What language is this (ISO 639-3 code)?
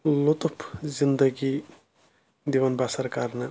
kas